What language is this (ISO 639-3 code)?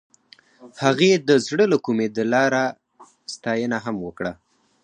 pus